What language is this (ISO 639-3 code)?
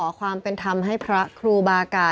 tha